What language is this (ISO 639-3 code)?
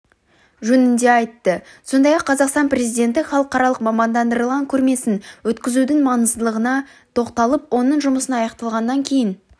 kaz